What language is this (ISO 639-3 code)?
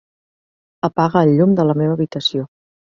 cat